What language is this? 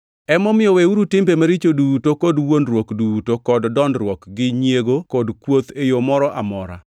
Luo (Kenya and Tanzania)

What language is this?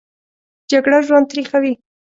Pashto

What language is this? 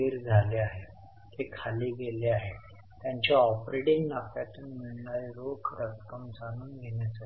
Marathi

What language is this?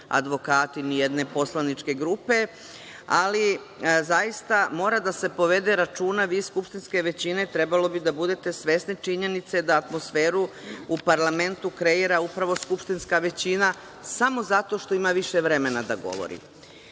Serbian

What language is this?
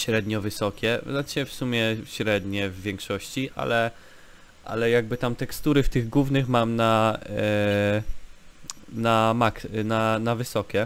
Polish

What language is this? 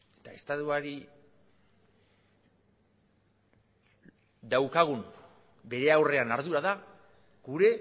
Basque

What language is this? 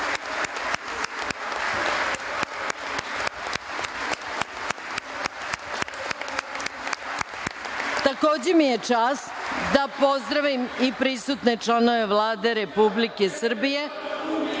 Serbian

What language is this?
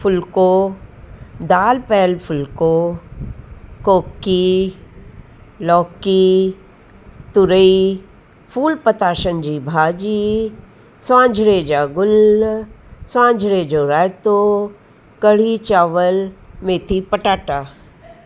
Sindhi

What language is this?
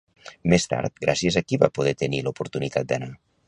Catalan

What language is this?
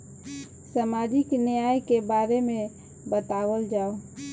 Bhojpuri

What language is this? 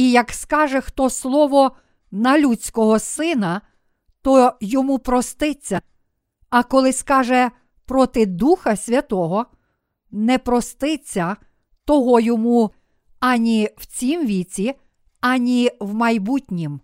Ukrainian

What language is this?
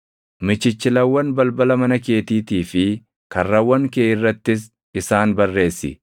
Oromo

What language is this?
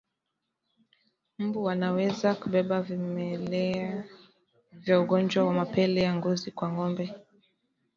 Swahili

